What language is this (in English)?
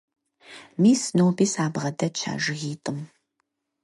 Kabardian